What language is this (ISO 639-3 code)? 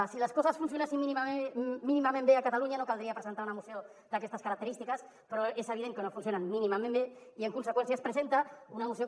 cat